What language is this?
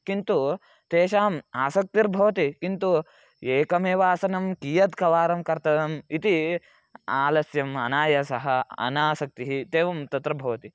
Sanskrit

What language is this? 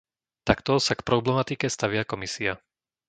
Slovak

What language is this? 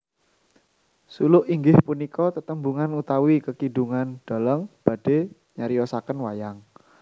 Javanese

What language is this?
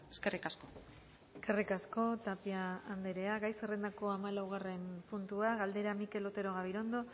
Basque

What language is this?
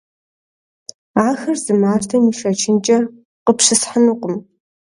Kabardian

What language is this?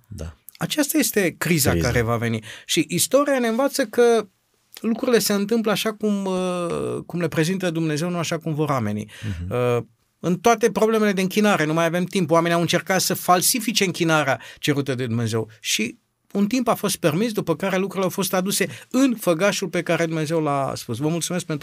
Romanian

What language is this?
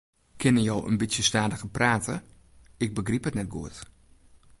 Western Frisian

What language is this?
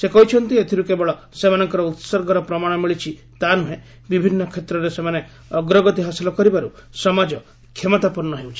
Odia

